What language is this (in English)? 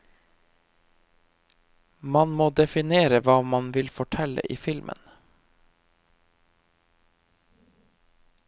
Norwegian